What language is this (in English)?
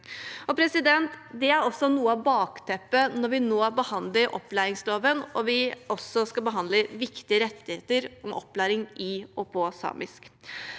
Norwegian